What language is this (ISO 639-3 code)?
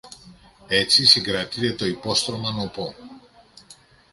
ell